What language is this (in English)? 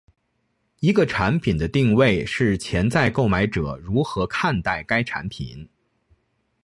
Chinese